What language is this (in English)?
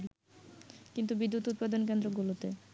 Bangla